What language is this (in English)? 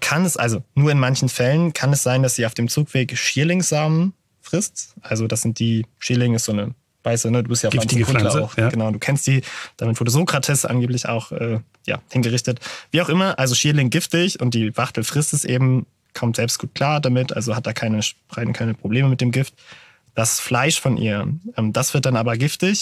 German